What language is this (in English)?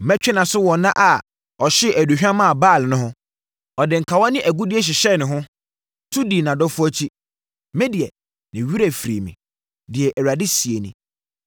Akan